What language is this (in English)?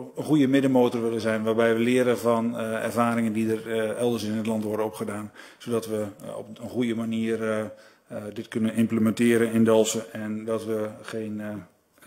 Dutch